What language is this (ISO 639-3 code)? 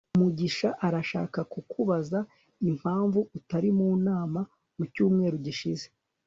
kin